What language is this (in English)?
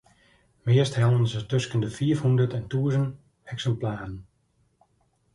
Western Frisian